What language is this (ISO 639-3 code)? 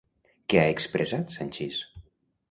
cat